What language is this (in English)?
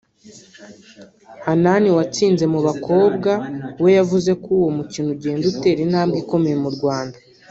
Kinyarwanda